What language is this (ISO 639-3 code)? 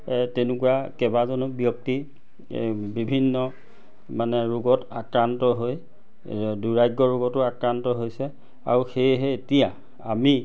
asm